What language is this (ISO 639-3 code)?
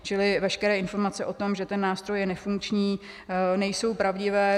ces